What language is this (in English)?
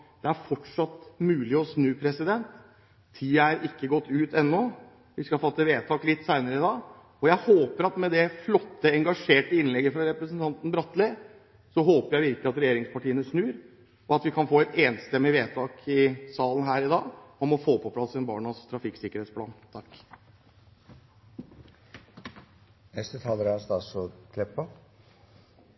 Norwegian